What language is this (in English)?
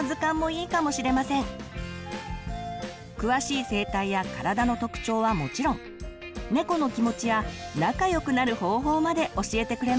Japanese